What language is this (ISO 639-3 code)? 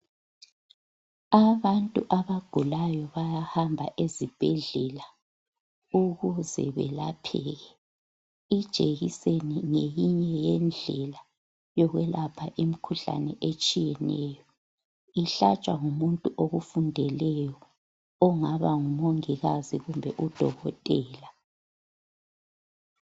nde